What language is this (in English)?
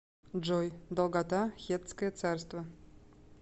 Russian